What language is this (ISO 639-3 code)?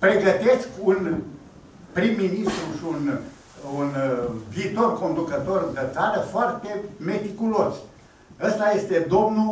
ron